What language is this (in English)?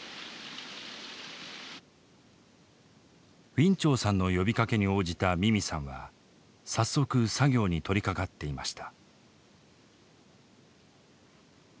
Japanese